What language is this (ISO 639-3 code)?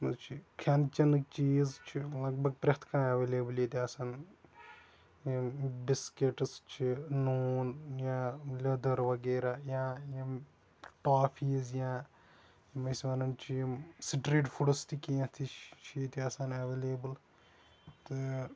kas